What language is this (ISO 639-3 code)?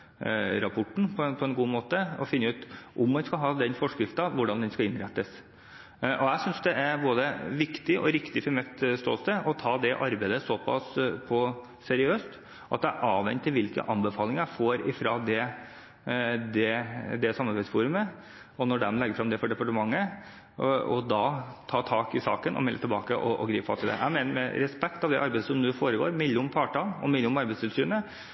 nob